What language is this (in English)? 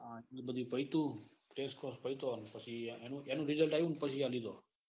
Gujarati